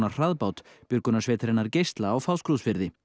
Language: Icelandic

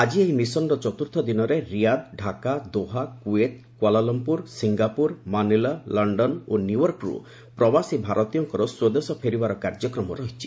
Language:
Odia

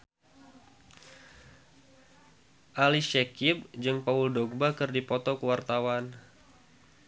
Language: Sundanese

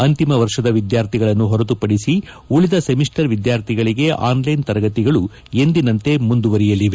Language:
Kannada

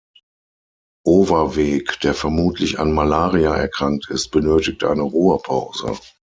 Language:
German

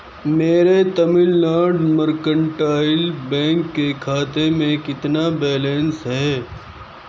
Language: Urdu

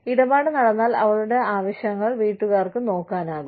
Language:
Malayalam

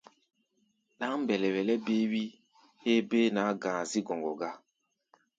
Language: Gbaya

